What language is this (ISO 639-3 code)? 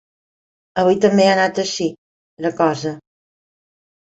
cat